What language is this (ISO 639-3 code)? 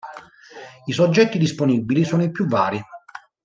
ita